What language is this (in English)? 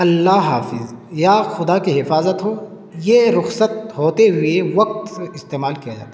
Urdu